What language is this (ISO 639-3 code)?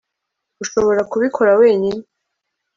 kin